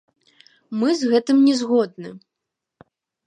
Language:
Belarusian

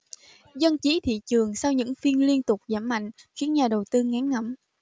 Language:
Vietnamese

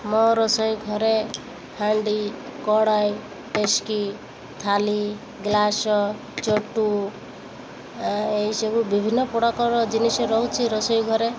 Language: Odia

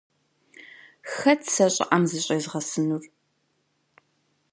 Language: Kabardian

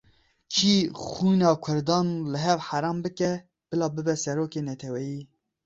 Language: Kurdish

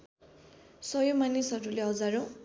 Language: Nepali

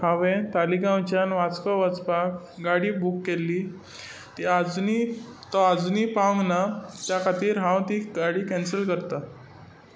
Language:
Konkani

